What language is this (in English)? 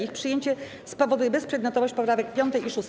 Polish